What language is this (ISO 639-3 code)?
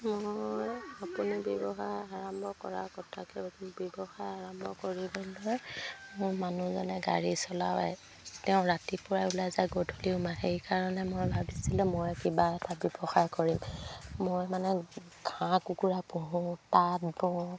asm